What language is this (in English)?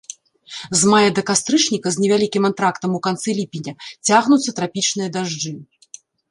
Belarusian